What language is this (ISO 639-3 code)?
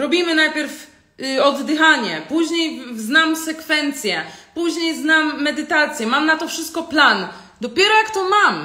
pol